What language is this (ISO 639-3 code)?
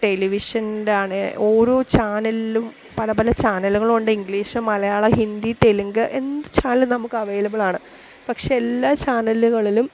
mal